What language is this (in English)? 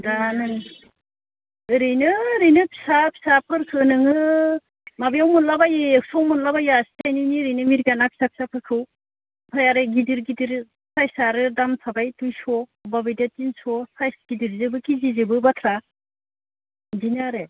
Bodo